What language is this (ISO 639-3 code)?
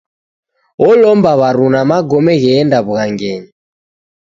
dav